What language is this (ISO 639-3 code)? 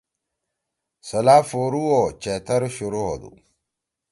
trw